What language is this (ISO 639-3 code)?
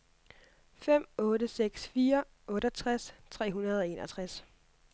dan